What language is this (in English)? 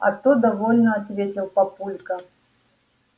Russian